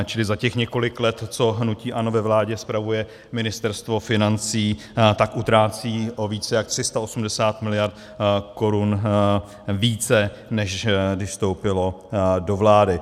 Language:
Czech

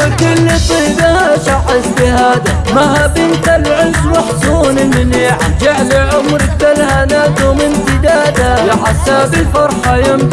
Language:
Arabic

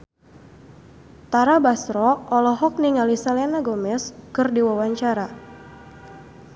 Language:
Sundanese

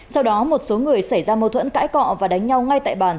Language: Vietnamese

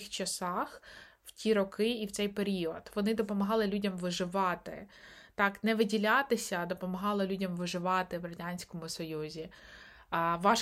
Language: Ukrainian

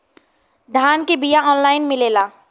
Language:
Bhojpuri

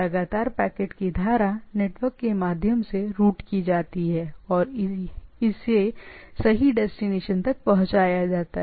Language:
Hindi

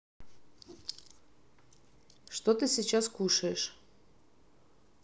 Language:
Russian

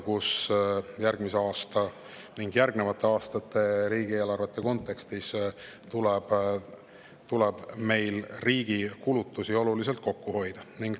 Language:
Estonian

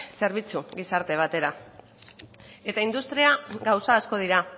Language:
Basque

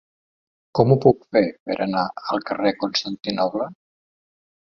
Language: Catalan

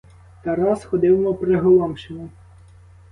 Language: Ukrainian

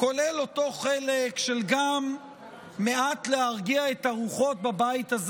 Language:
Hebrew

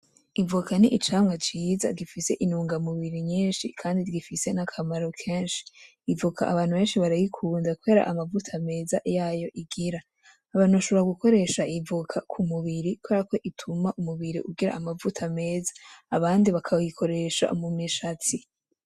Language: Rundi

